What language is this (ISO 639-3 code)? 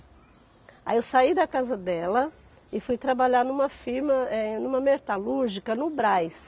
por